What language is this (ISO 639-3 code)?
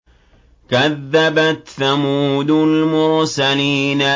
ara